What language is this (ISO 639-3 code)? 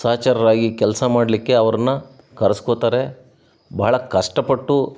kan